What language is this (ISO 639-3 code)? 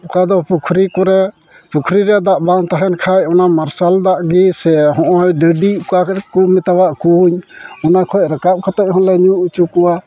sat